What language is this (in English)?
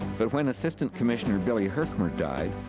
English